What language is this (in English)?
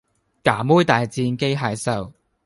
Cantonese